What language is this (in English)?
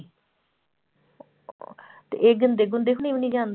Punjabi